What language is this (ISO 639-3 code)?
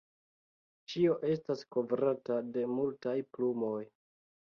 epo